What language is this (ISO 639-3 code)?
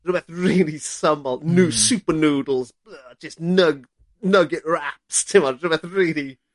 cym